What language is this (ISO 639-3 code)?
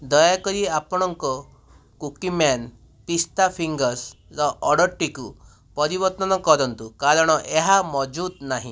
ori